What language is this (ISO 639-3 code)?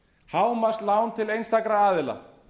isl